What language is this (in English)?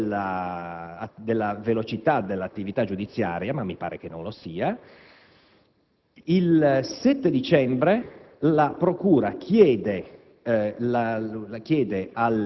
Italian